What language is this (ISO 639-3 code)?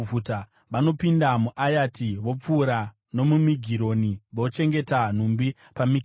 sna